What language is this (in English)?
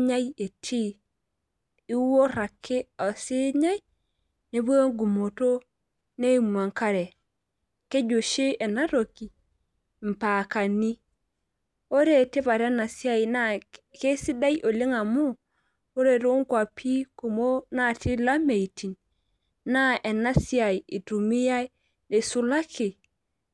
Masai